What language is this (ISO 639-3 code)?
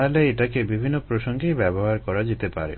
ben